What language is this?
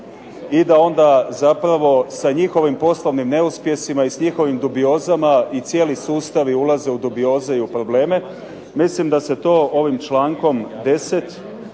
Croatian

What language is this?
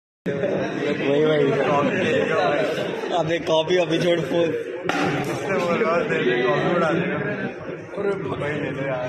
Thai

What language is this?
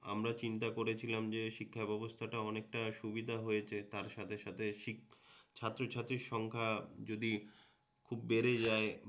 Bangla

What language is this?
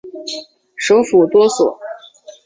Chinese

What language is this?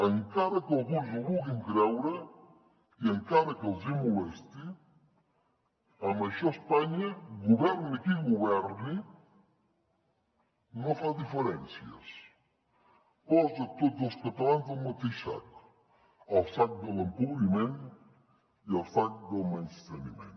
Catalan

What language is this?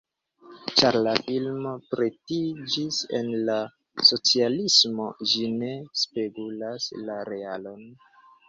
Esperanto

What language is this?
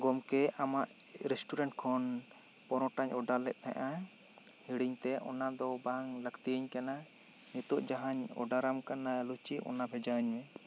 Santali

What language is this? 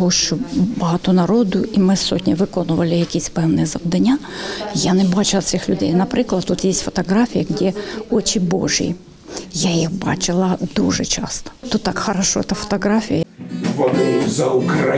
Ukrainian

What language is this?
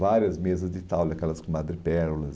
Portuguese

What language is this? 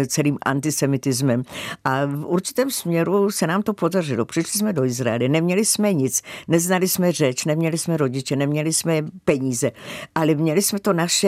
Czech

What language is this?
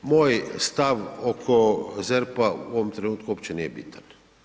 Croatian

